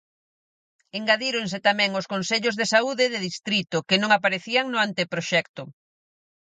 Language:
Galician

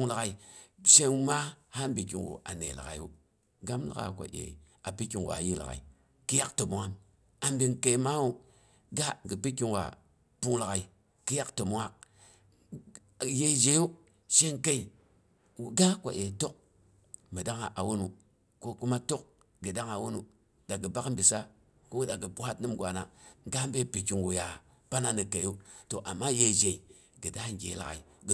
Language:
Boghom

